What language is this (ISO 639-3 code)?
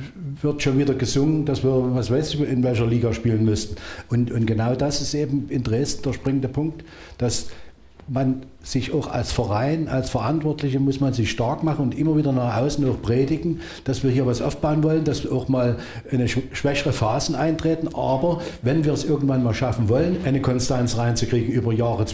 deu